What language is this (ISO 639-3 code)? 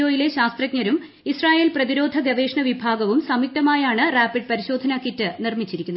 mal